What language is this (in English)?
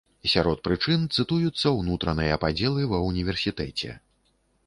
Belarusian